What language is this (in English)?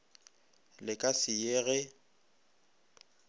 Northern Sotho